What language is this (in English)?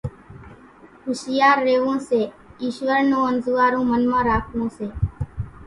Kachi Koli